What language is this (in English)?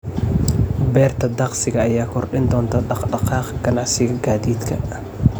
Somali